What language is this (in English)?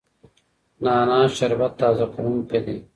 Pashto